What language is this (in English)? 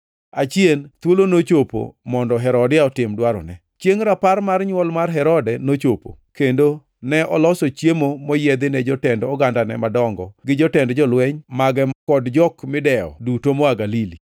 Luo (Kenya and Tanzania)